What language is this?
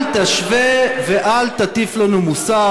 Hebrew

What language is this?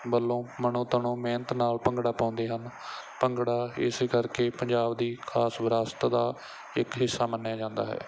Punjabi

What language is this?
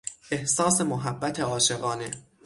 Persian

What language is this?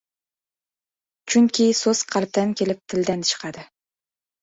Uzbek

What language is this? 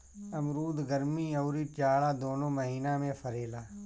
Bhojpuri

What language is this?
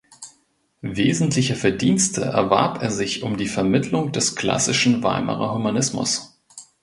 German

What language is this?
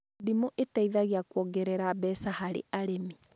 Kikuyu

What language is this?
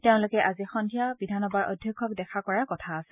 Assamese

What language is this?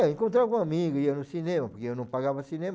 Portuguese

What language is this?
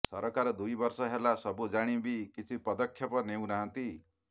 Odia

